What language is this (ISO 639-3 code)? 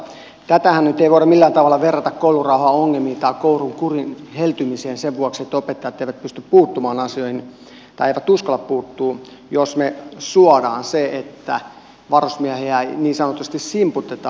fin